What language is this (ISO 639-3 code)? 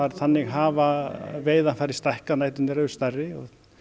isl